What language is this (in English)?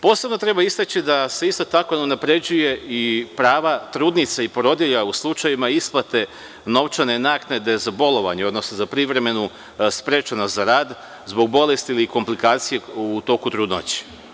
Serbian